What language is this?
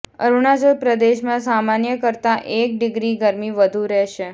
Gujarati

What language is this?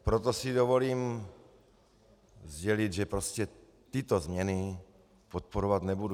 Czech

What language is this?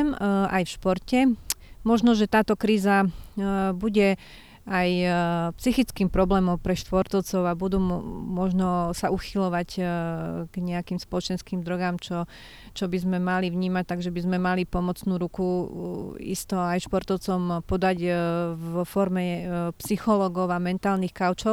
Slovak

